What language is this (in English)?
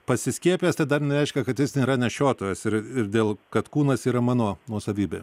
Lithuanian